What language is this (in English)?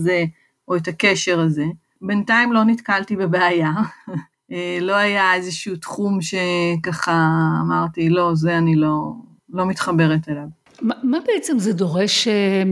Hebrew